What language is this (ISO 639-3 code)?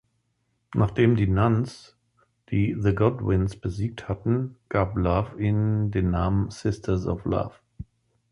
deu